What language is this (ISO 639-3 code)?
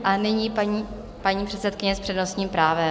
ces